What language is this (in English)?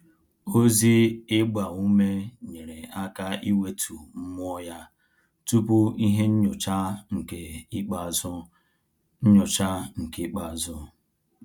Igbo